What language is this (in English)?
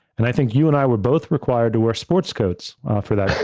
English